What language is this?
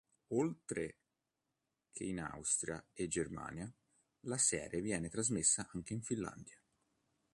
Italian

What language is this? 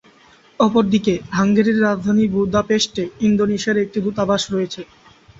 Bangla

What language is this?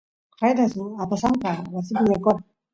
Santiago del Estero Quichua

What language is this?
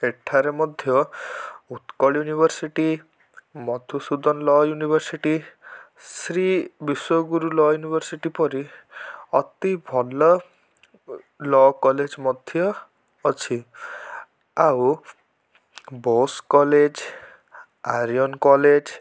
Odia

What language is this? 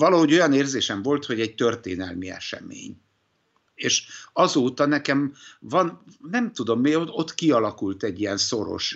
Hungarian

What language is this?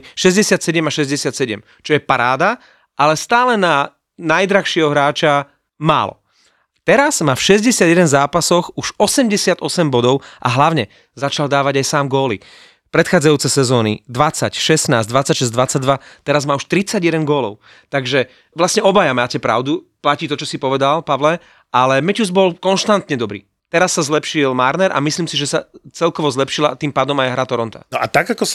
Slovak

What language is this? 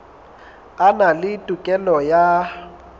Southern Sotho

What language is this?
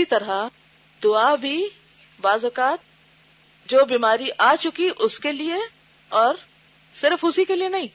Urdu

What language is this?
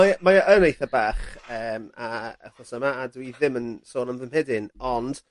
Welsh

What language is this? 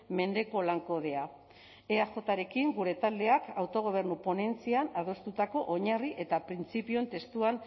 Basque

